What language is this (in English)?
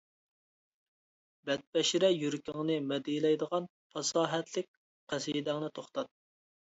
Uyghur